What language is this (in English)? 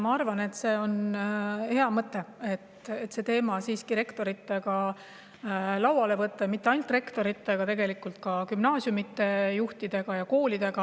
Estonian